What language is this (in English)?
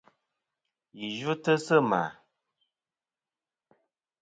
Kom